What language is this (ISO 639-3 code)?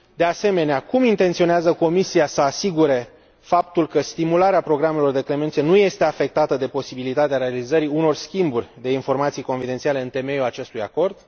ron